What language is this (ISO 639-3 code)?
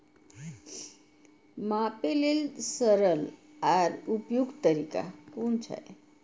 mai